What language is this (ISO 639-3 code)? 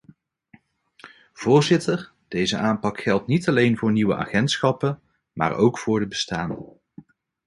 nld